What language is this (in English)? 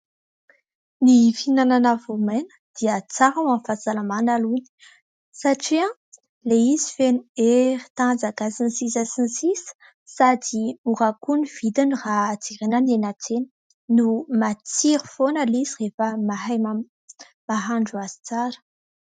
Malagasy